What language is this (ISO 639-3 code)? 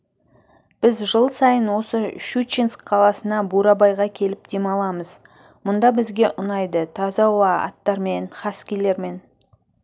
kaz